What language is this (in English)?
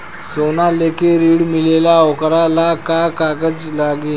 Bhojpuri